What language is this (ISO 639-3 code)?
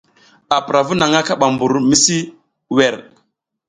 giz